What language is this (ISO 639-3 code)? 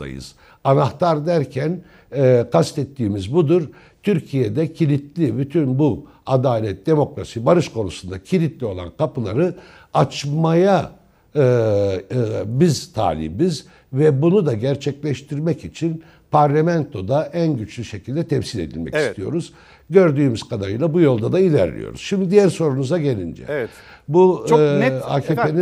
tur